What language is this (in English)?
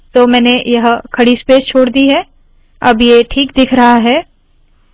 Hindi